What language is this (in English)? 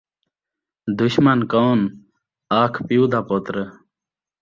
Saraiki